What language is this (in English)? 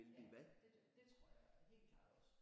Danish